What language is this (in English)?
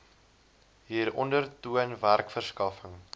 Afrikaans